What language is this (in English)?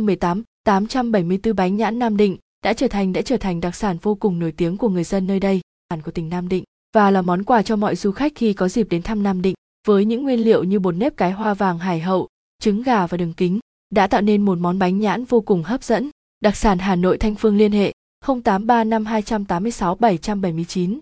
Vietnamese